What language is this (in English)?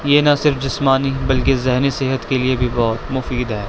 Urdu